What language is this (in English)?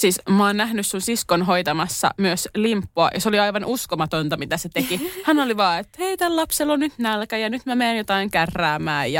Finnish